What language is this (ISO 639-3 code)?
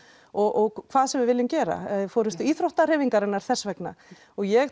isl